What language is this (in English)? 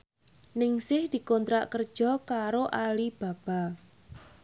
Javanese